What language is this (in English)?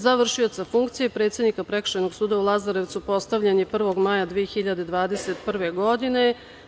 Serbian